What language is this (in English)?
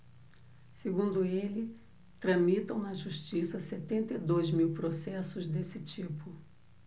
Portuguese